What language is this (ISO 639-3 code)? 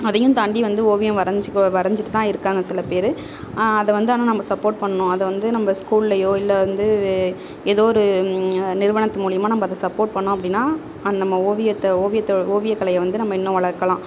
tam